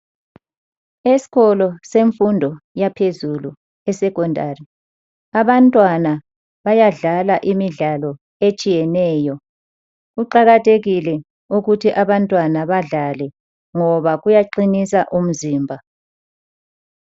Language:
North Ndebele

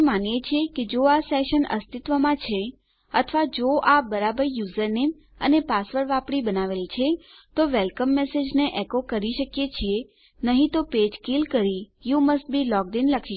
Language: Gujarati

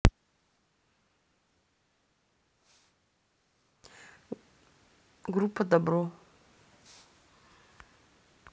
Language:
Russian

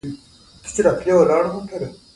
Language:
Pashto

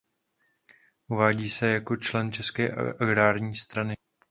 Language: Czech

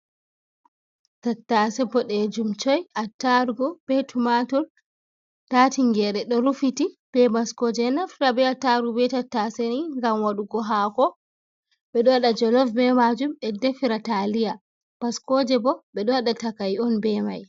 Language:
Fula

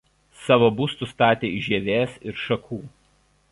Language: Lithuanian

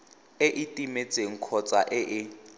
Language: Tswana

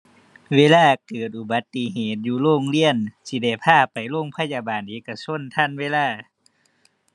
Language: Thai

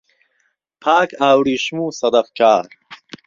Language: Central Kurdish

